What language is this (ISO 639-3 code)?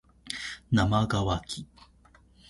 jpn